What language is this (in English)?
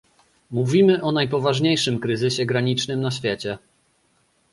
Polish